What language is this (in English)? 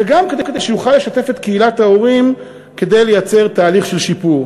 Hebrew